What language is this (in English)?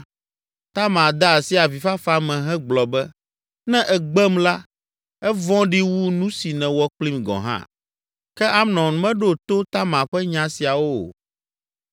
Ewe